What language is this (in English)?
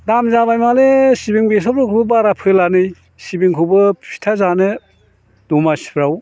Bodo